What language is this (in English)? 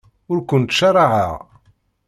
Kabyle